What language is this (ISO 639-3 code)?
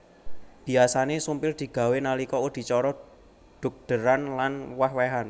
jav